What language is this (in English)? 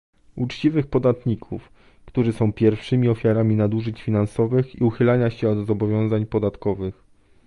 Polish